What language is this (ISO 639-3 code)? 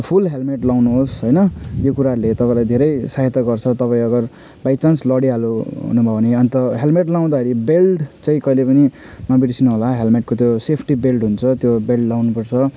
nep